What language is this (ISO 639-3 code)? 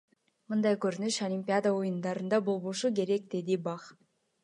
kir